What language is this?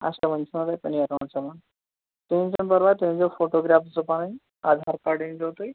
Kashmiri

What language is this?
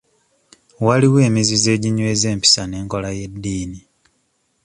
Ganda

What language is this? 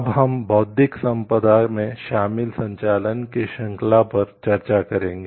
Hindi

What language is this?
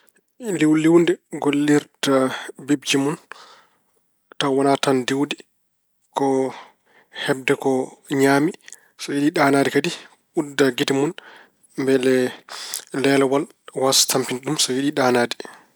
Fula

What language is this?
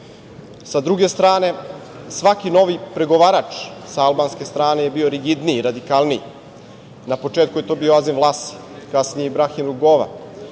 Serbian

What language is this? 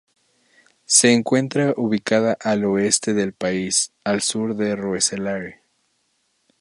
Spanish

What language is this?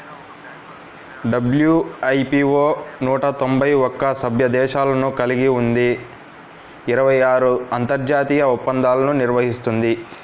Telugu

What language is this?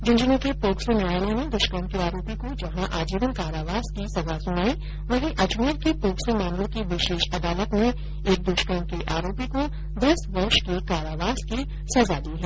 Hindi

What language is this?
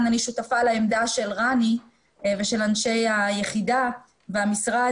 Hebrew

